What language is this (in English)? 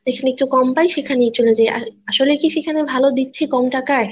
Bangla